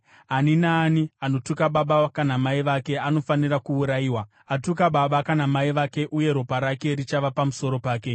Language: Shona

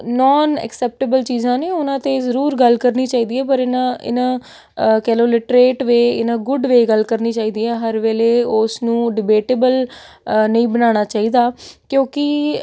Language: Punjabi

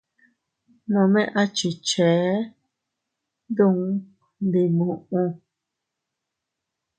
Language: Teutila Cuicatec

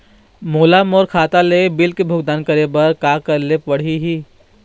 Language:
Chhattisgarhi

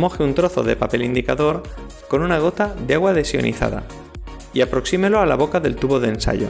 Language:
Spanish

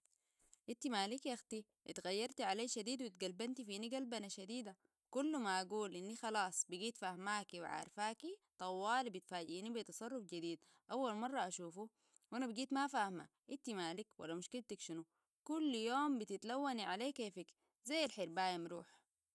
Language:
Sudanese Arabic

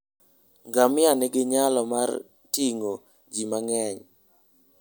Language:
Luo (Kenya and Tanzania)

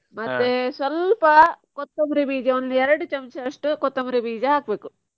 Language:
Kannada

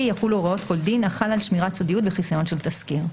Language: Hebrew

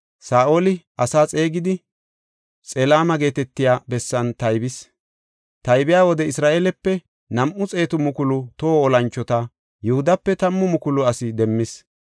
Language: Gofa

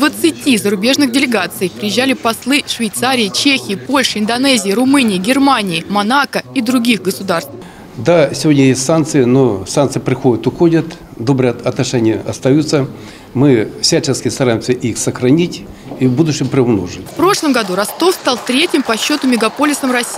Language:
Russian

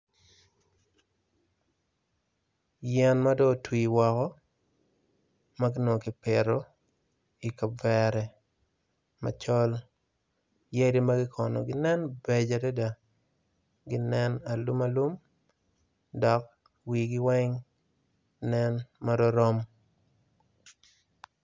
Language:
Acoli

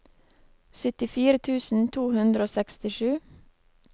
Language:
Norwegian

